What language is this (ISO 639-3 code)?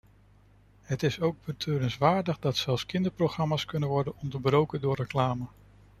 nld